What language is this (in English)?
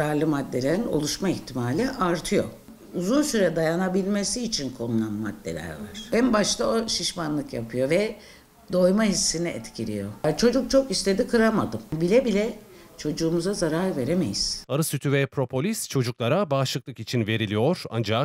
Turkish